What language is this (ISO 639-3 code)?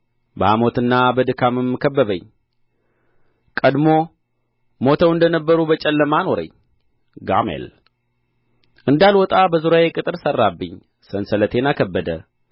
amh